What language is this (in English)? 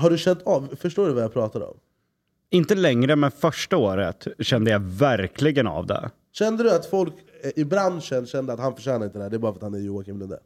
Swedish